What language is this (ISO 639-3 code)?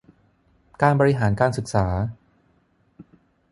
tha